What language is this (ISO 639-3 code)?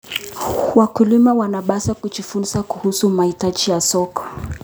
kln